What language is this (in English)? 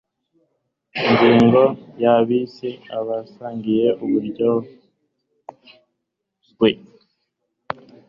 Kinyarwanda